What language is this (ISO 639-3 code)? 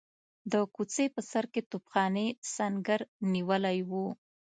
pus